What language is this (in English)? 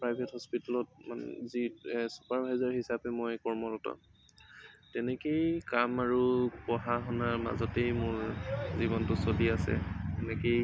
Assamese